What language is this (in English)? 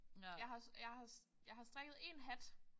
Danish